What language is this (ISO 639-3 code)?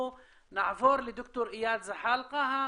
heb